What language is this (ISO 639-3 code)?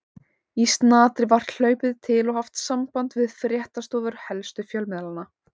isl